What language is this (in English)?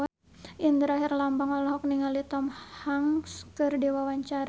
Sundanese